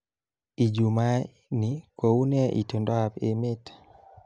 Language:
Kalenjin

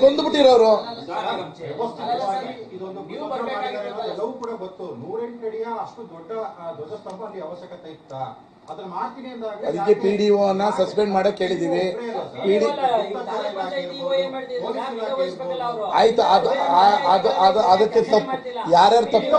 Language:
Kannada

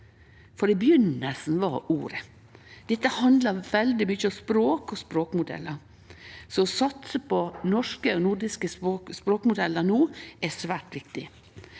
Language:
Norwegian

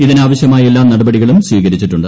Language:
Malayalam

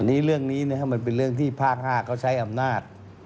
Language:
Thai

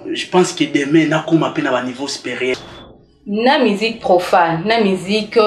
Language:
French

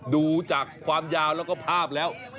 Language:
Thai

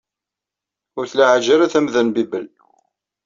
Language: Kabyle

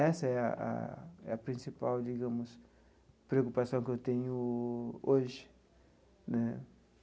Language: Portuguese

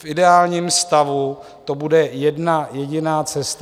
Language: Czech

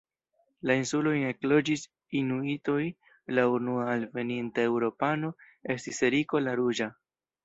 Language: Esperanto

